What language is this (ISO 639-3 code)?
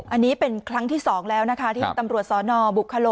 tha